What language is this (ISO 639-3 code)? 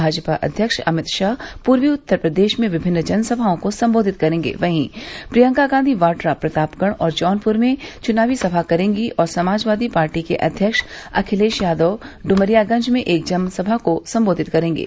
hin